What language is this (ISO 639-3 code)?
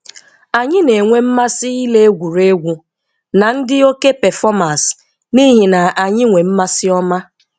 ibo